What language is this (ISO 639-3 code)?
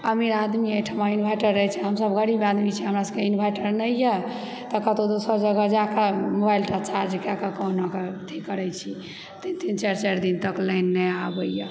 mai